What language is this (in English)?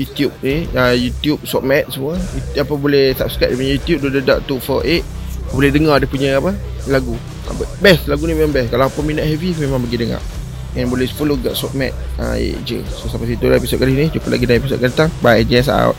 Malay